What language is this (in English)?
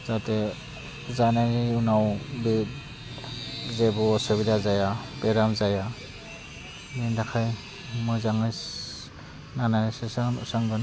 Bodo